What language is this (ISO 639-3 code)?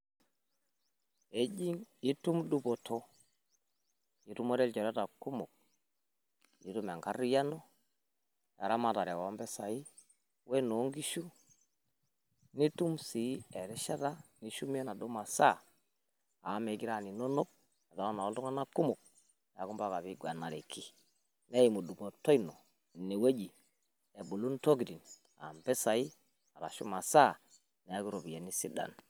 mas